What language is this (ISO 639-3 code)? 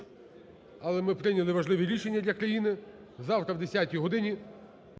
ukr